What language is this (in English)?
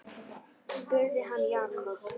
Icelandic